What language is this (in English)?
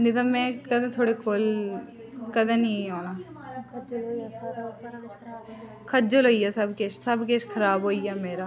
Dogri